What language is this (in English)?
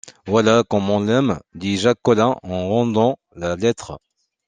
French